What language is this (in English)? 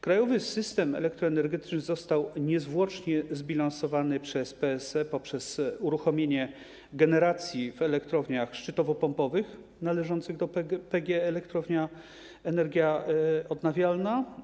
Polish